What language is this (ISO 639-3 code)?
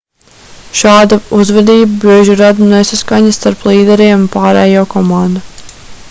lav